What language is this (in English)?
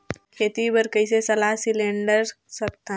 Chhattisgarhi